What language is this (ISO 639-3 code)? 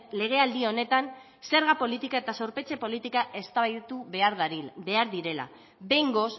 eus